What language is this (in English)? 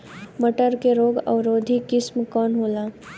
Bhojpuri